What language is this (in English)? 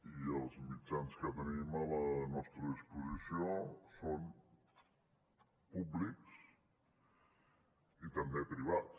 Catalan